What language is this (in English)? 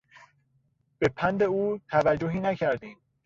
Persian